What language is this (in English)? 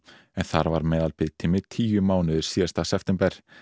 Icelandic